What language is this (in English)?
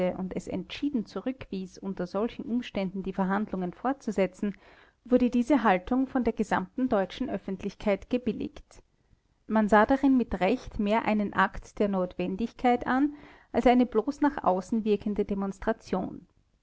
German